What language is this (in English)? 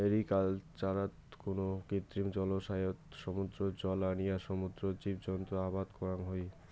Bangla